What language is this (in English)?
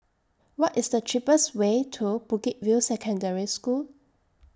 English